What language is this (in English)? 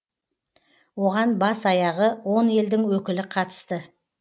Kazakh